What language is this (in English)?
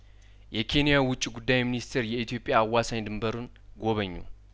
Amharic